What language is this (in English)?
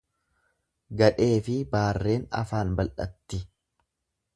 Oromo